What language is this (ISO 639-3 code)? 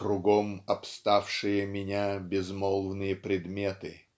rus